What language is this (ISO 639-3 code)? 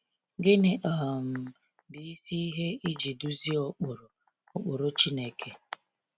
ibo